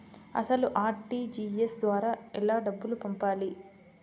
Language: Telugu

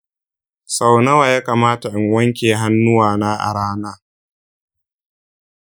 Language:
Hausa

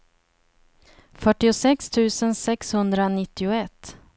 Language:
Swedish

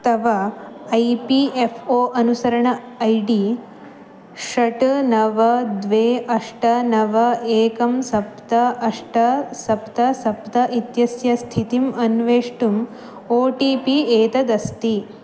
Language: Sanskrit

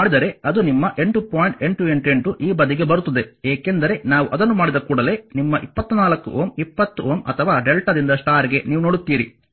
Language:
Kannada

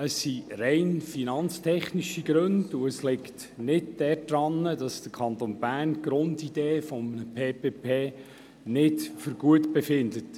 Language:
Swiss German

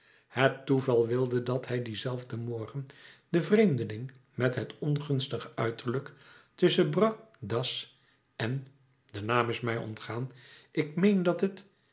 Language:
Dutch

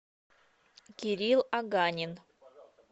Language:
Russian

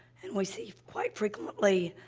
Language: English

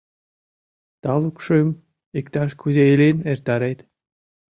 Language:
Mari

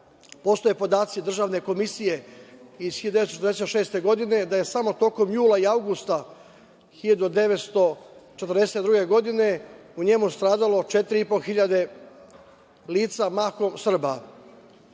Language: Serbian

